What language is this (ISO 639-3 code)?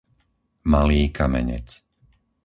slk